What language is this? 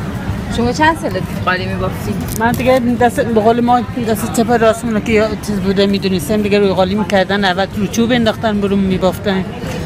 Persian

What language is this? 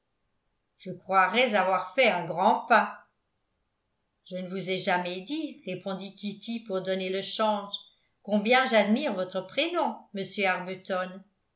French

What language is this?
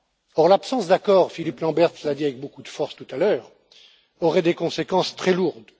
French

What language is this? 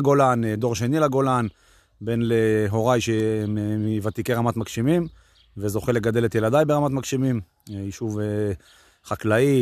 Hebrew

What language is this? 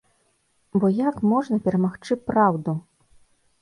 Belarusian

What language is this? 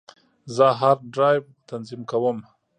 Pashto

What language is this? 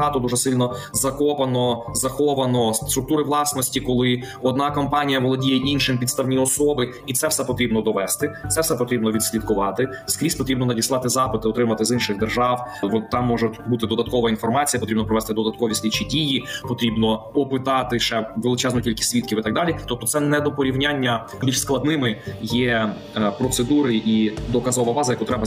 Ukrainian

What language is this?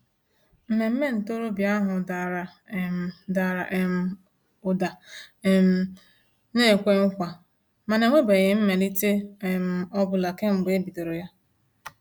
Igbo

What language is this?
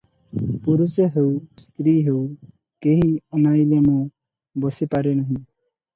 Odia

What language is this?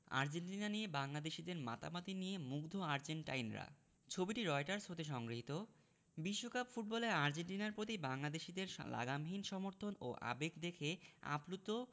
Bangla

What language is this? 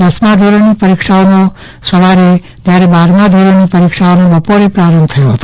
Gujarati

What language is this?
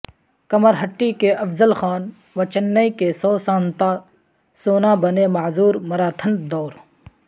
Urdu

